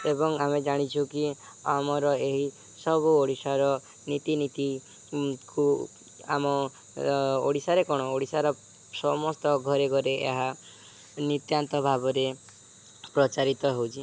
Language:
Odia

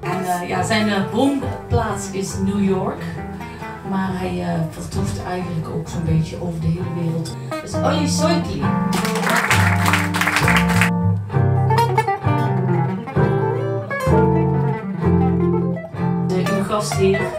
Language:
Dutch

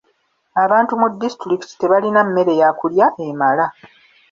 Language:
Ganda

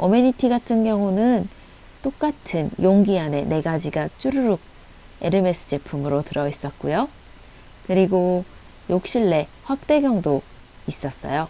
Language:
Korean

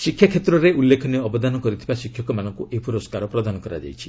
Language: Odia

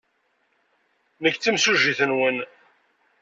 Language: Kabyle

